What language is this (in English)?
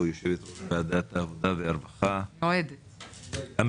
Hebrew